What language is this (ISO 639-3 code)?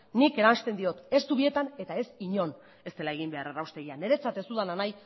eus